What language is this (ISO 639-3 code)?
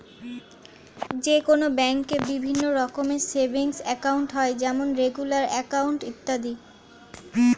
ben